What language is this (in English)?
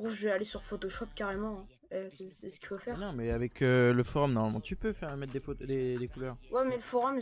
French